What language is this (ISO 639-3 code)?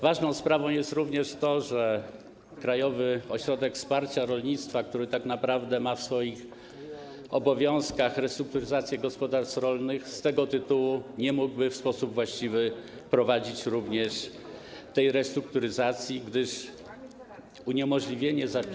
pol